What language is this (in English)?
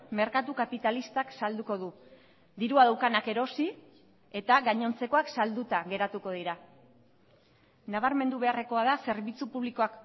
Basque